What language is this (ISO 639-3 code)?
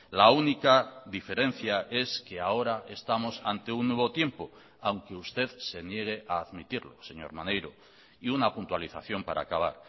spa